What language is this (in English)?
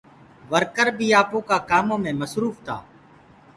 Gurgula